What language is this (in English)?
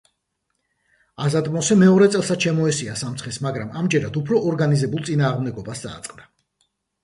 Georgian